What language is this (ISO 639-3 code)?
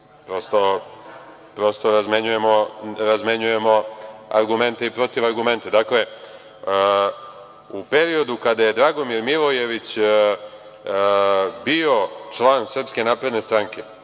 srp